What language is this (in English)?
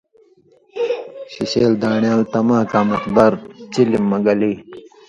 Indus Kohistani